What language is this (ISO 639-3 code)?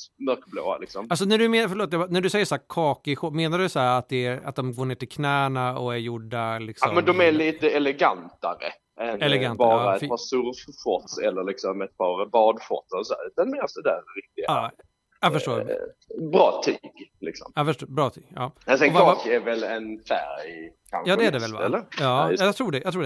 swe